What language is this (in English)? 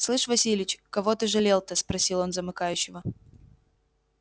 Russian